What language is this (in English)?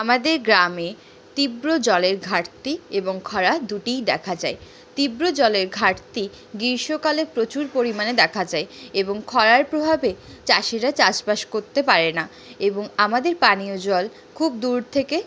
Bangla